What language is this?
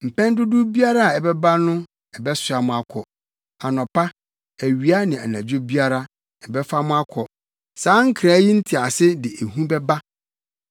Akan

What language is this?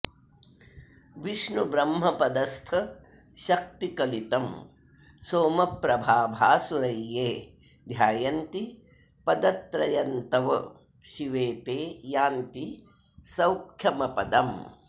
Sanskrit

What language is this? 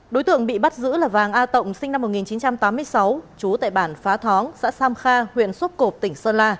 Vietnamese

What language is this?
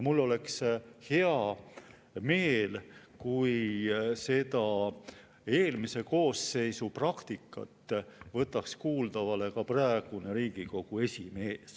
Estonian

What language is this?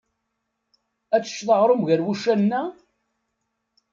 Kabyle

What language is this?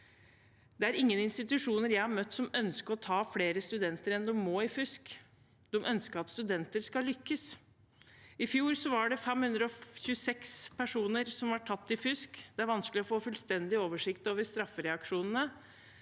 Norwegian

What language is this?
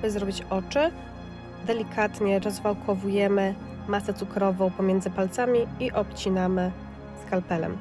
Polish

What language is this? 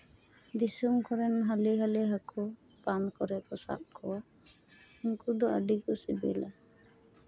Santali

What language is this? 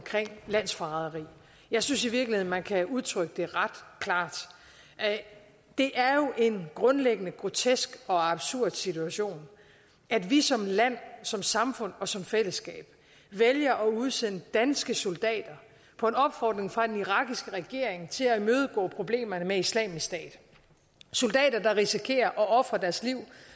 Danish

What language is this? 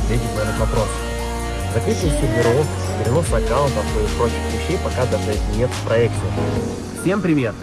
Russian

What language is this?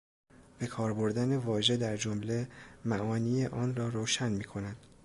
Persian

